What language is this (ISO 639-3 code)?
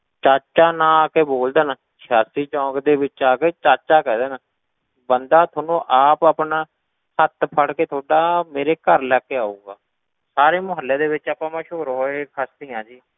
pan